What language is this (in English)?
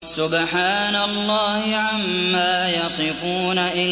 Arabic